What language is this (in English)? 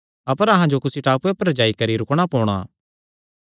Kangri